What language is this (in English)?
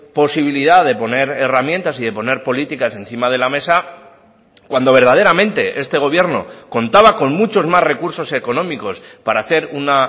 Spanish